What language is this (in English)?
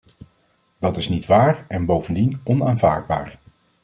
Dutch